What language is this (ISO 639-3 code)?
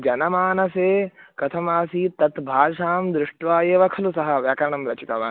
san